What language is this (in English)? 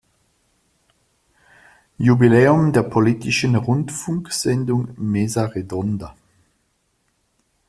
German